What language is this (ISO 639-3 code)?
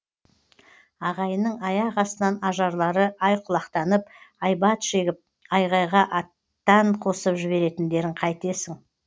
kaz